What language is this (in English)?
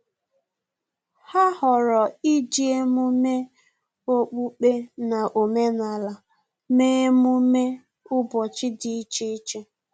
Igbo